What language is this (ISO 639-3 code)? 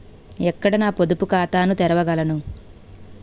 tel